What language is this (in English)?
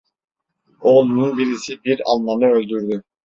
Turkish